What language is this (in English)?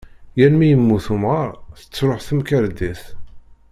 Kabyle